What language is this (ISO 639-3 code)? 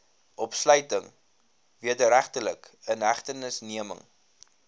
afr